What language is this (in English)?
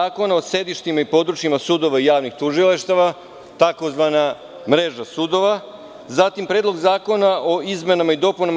Serbian